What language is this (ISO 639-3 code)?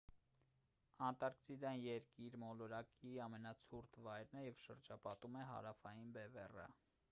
hye